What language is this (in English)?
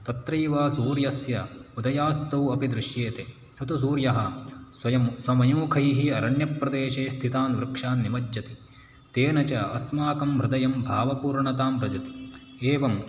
Sanskrit